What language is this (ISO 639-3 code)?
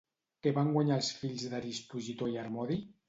cat